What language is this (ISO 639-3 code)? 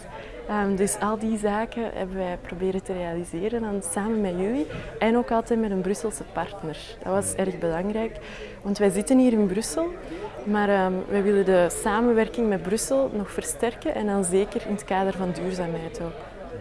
nld